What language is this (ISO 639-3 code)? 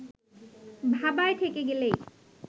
ben